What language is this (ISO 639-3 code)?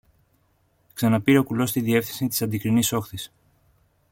ell